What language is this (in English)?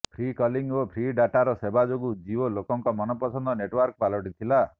Odia